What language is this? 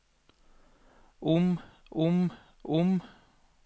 Norwegian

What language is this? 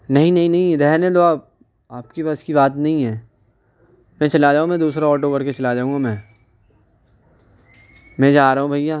Urdu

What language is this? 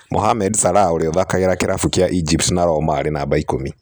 Kikuyu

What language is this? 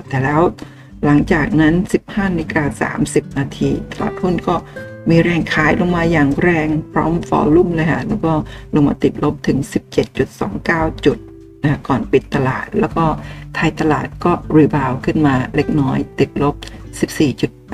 Thai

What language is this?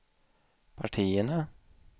Swedish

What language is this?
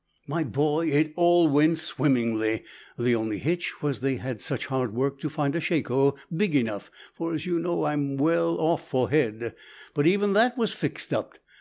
English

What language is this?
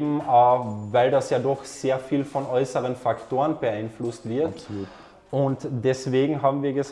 German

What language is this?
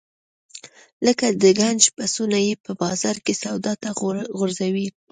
Pashto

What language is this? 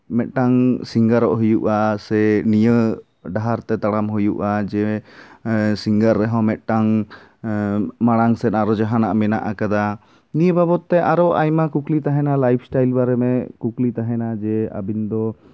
Santali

